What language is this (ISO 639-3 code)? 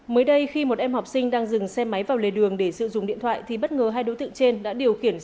vie